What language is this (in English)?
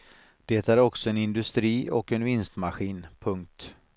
Swedish